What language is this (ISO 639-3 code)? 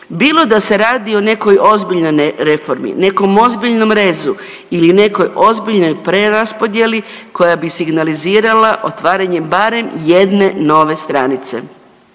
hrv